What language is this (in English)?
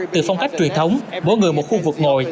Vietnamese